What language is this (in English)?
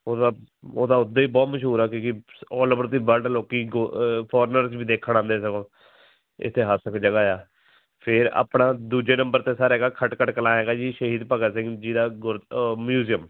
Punjabi